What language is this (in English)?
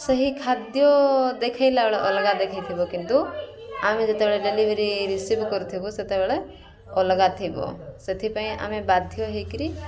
Odia